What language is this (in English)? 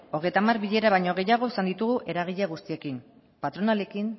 Basque